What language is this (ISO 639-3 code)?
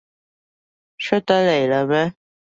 yue